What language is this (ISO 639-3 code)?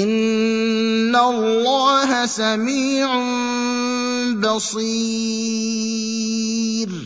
ara